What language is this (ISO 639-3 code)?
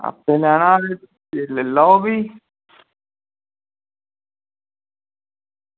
doi